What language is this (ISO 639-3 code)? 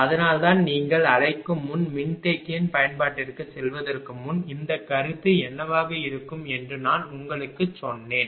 tam